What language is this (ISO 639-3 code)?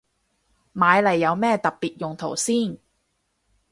yue